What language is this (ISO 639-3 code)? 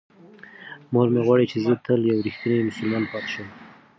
pus